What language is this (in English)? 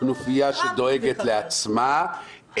Hebrew